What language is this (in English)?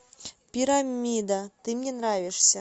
Russian